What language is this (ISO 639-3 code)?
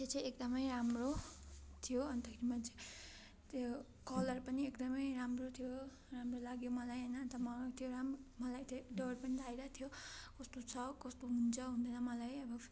nep